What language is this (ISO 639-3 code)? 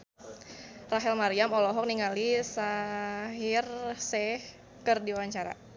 sun